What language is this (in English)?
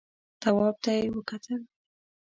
Pashto